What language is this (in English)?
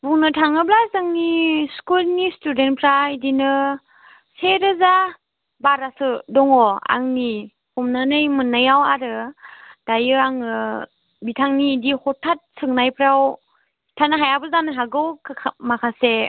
Bodo